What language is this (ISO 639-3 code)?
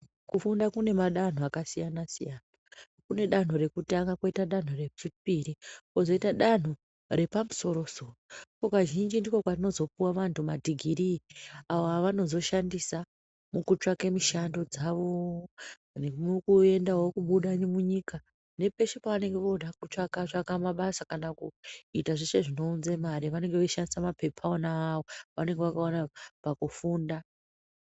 ndc